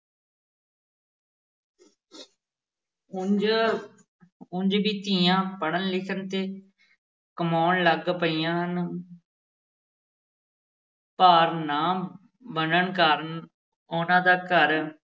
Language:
Punjabi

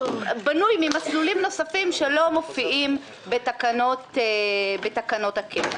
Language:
Hebrew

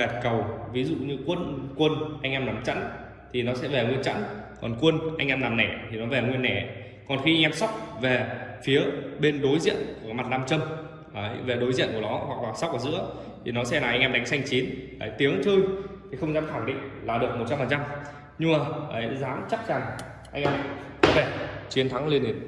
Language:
Vietnamese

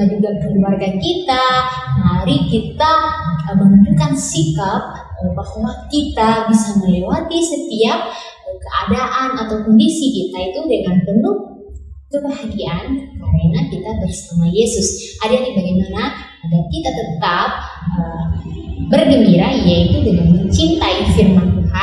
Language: Indonesian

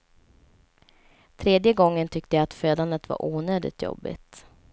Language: Swedish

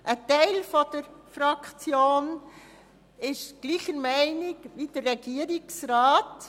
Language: Swiss German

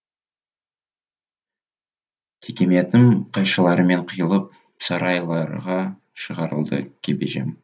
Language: Kazakh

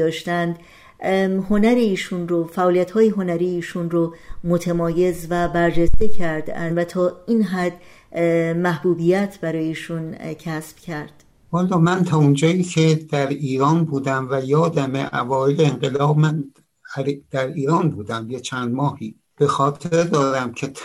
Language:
Persian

